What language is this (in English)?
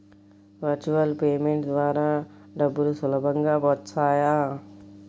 Telugu